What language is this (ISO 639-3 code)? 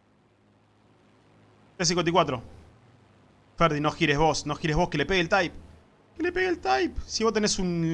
spa